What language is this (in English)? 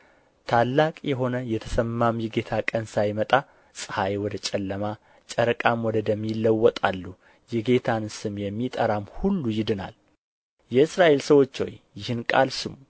Amharic